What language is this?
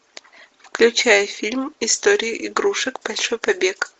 Russian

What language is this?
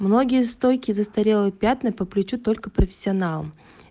Russian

